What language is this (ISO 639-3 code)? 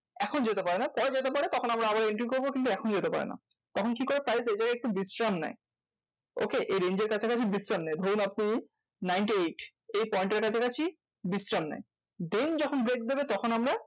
ben